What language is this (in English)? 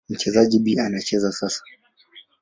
Swahili